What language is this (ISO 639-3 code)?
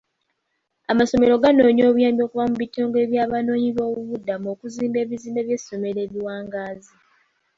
lug